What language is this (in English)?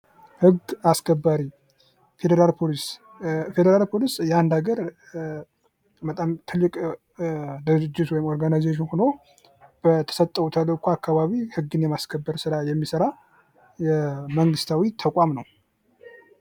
Amharic